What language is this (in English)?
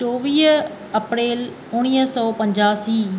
Sindhi